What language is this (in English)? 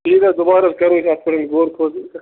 Kashmiri